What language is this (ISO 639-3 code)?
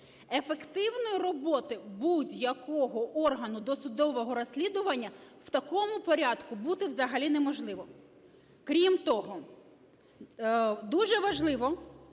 ukr